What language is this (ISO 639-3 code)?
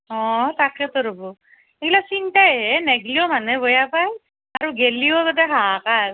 asm